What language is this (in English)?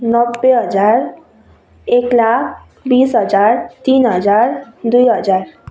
Nepali